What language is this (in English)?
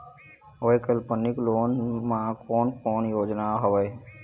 Chhattisgarhi